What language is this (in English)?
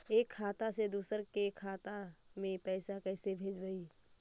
Magahi